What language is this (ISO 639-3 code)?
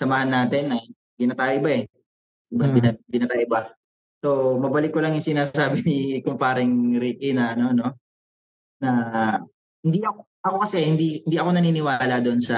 fil